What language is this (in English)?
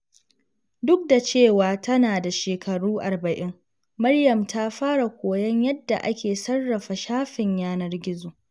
Hausa